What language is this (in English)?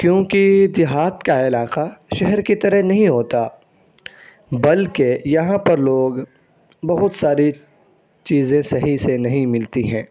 Urdu